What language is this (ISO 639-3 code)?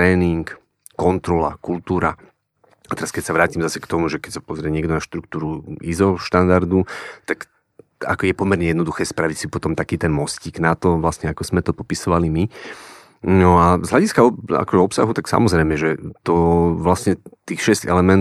slk